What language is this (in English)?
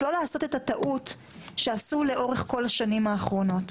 Hebrew